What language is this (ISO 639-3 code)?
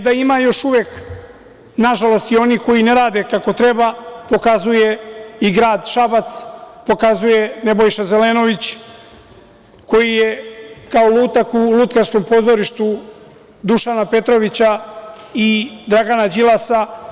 srp